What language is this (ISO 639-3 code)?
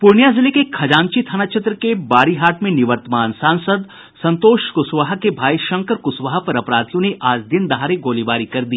hin